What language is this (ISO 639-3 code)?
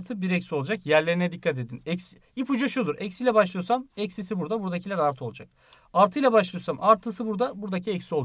tur